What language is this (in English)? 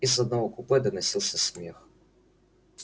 Russian